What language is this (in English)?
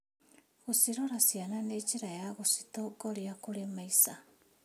Kikuyu